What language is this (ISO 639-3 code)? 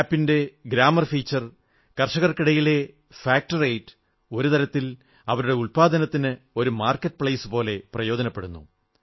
mal